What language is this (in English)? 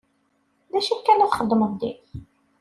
Kabyle